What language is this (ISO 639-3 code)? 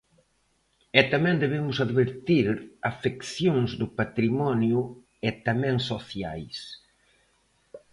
glg